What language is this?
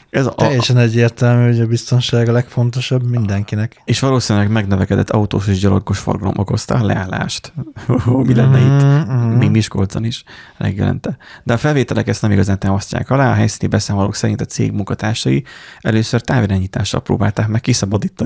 Hungarian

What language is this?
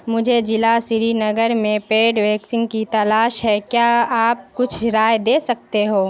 Urdu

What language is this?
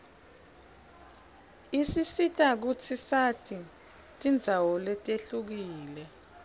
Swati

